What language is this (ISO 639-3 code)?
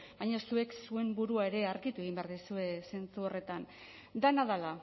eus